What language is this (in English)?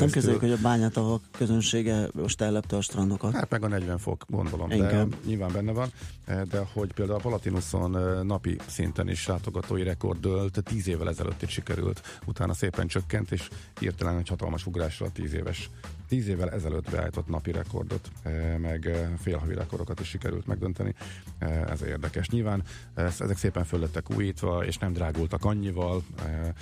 Hungarian